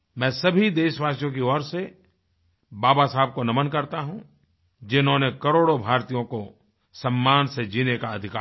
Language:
Hindi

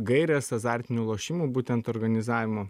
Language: Lithuanian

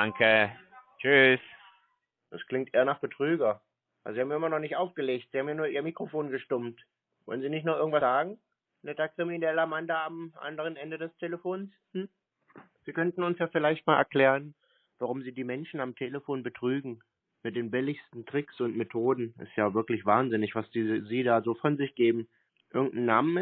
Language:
German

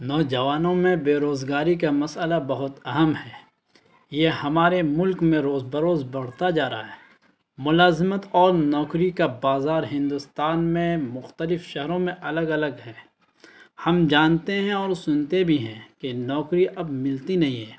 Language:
Urdu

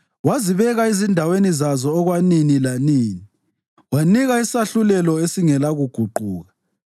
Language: North Ndebele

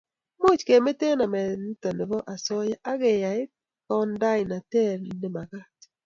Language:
Kalenjin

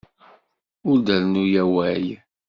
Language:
Kabyle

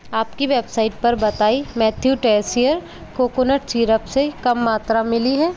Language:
Hindi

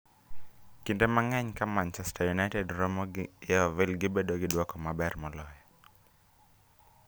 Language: Luo (Kenya and Tanzania)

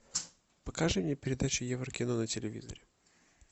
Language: Russian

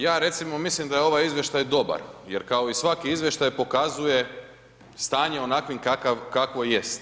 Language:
Croatian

